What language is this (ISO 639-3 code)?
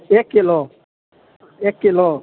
mai